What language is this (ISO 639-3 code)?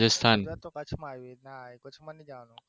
guj